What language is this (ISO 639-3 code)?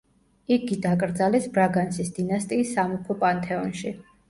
kat